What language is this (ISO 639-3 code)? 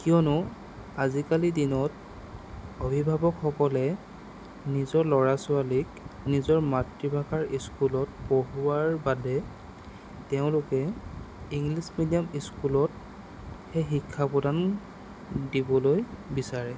asm